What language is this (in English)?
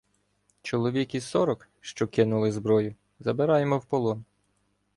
Ukrainian